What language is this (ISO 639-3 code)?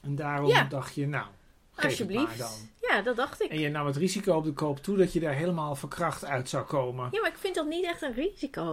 nld